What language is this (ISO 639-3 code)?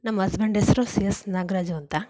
kan